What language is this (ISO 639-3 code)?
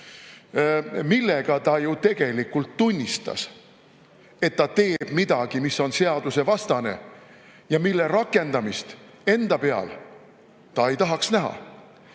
est